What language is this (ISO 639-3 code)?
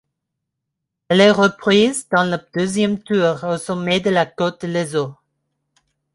fra